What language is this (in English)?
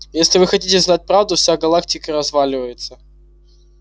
Russian